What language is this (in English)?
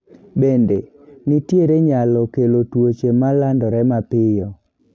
Luo (Kenya and Tanzania)